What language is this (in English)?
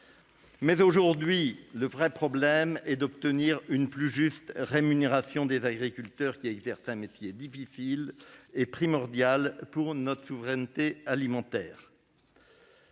French